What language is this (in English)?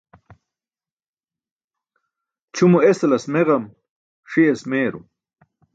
Burushaski